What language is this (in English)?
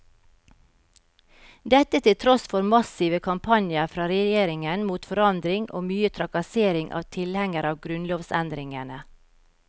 Norwegian